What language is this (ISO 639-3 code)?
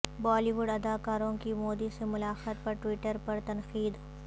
urd